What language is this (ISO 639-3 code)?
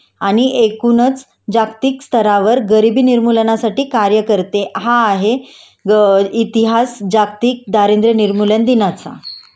mar